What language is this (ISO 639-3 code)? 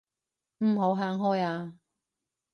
yue